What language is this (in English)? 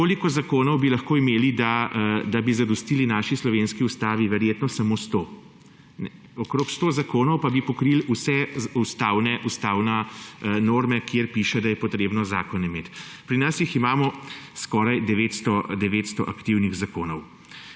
Slovenian